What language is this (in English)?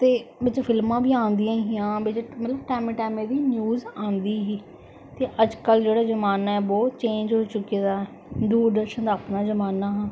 Dogri